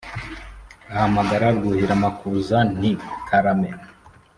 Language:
Kinyarwanda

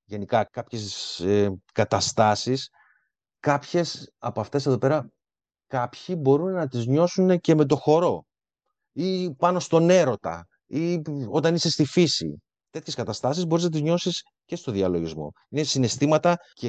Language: Greek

